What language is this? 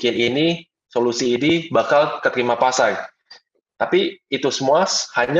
Indonesian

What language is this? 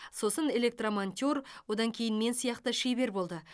Kazakh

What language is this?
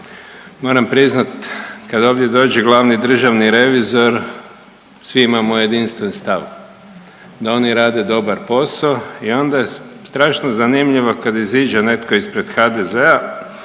Croatian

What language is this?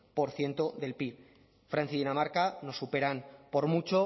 Spanish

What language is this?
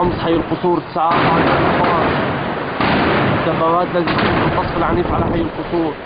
Arabic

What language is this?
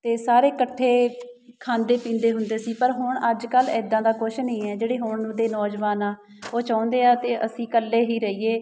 Punjabi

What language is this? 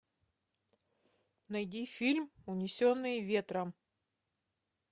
Russian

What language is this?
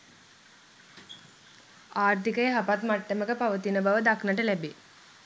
Sinhala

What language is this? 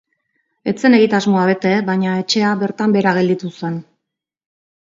Basque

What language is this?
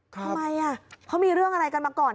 Thai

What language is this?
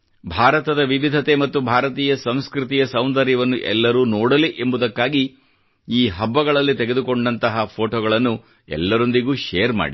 Kannada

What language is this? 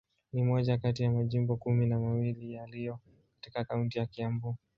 Swahili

